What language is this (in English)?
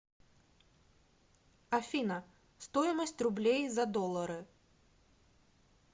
Russian